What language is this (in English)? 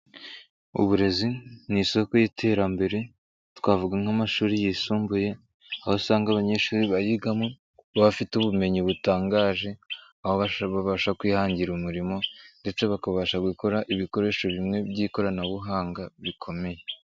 Kinyarwanda